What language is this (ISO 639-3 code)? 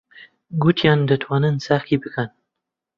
ckb